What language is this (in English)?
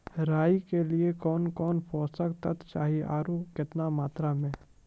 Maithili